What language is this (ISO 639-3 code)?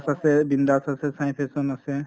asm